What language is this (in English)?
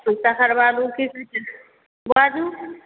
Maithili